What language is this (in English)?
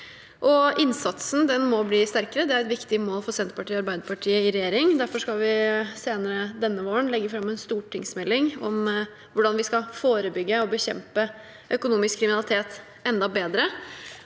Norwegian